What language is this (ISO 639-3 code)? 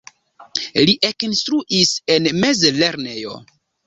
epo